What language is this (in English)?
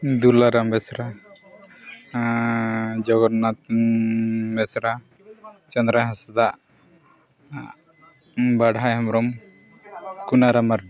Santali